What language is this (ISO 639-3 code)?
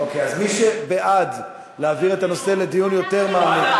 heb